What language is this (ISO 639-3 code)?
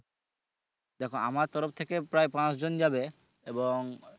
ben